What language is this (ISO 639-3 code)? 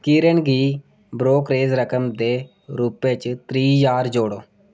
doi